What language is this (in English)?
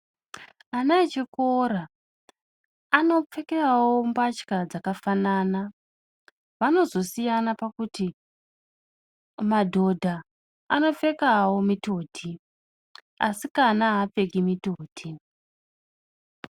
Ndau